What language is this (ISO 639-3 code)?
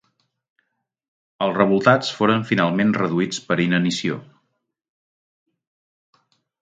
cat